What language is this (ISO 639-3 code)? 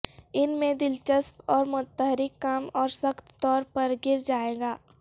urd